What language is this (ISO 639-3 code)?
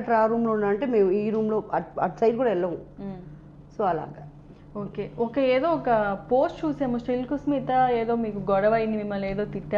hin